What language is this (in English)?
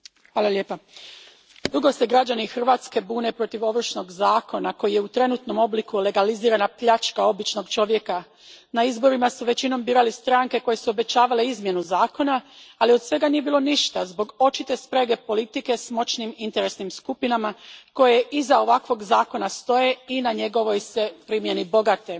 Croatian